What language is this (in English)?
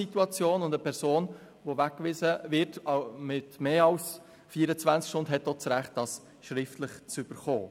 Swiss German